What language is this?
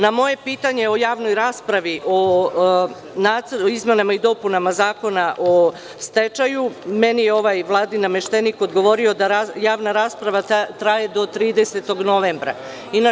Serbian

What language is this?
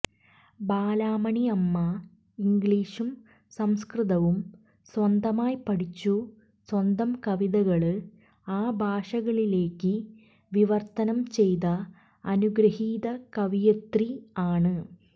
Malayalam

